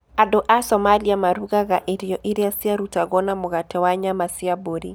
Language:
Kikuyu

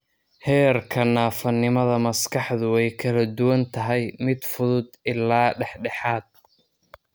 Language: Somali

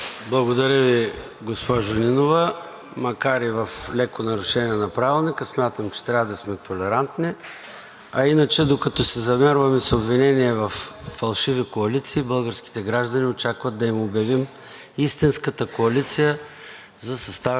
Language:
Bulgarian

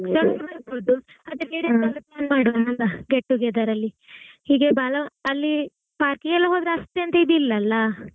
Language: Kannada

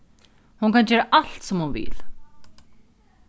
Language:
Faroese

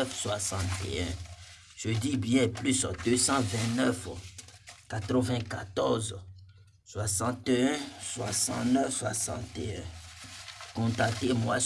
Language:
French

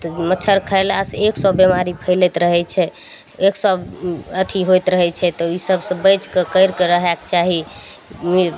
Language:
Maithili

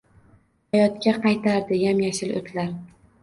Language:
Uzbek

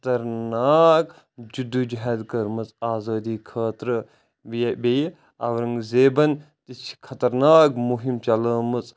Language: Kashmiri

